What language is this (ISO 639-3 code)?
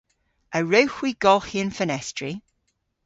cor